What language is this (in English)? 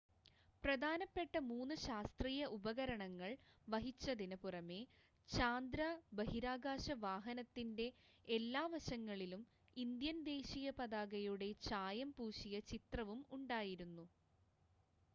Malayalam